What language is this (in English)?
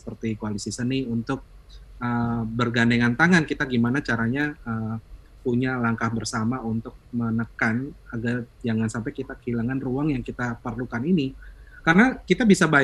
Indonesian